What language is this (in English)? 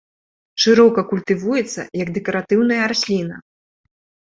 Belarusian